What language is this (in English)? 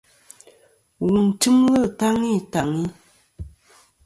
Kom